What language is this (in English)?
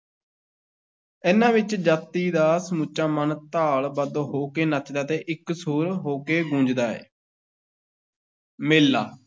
Punjabi